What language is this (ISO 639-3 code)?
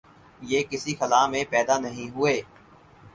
urd